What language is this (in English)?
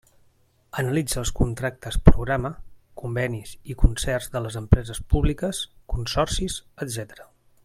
Catalan